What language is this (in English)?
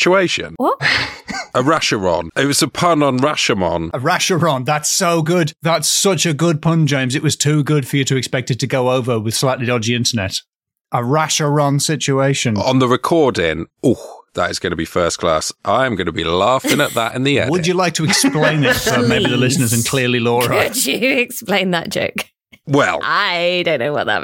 English